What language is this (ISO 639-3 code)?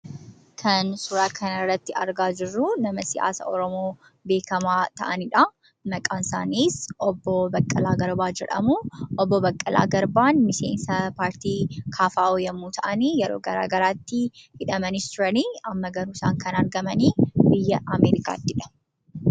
orm